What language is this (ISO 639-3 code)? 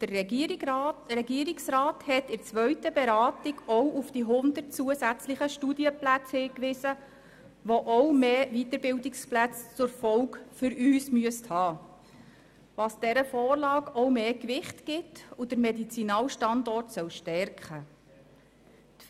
gsw